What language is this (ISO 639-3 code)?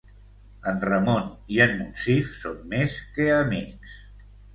cat